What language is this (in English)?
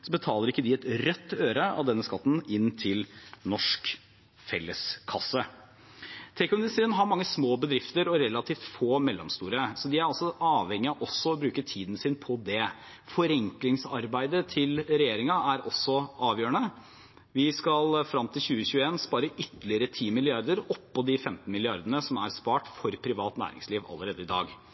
Norwegian Bokmål